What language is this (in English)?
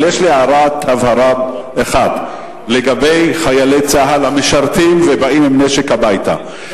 Hebrew